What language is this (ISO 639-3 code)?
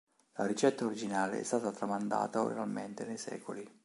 ita